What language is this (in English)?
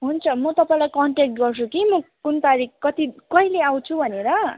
Nepali